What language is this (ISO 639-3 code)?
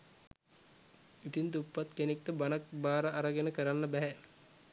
sin